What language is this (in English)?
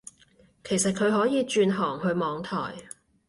Cantonese